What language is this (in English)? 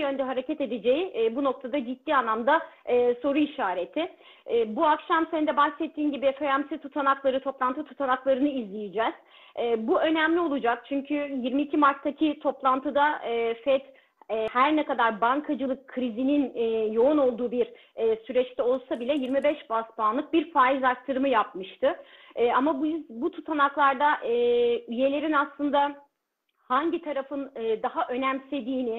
Turkish